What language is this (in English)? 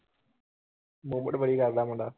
Punjabi